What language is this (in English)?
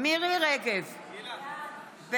Hebrew